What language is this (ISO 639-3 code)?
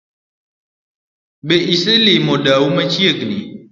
luo